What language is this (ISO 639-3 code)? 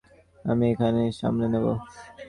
ben